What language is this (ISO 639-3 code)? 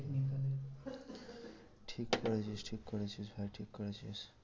ben